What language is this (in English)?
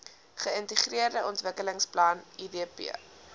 Afrikaans